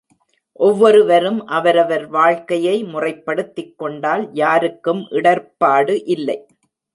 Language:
Tamil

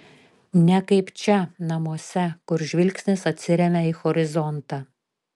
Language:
Lithuanian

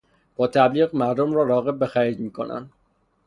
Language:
Persian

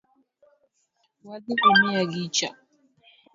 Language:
Luo (Kenya and Tanzania)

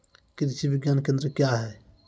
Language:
Maithili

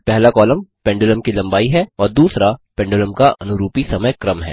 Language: Hindi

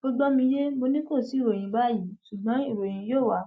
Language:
Yoruba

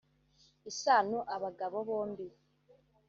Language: Kinyarwanda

